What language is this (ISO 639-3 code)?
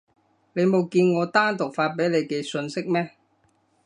yue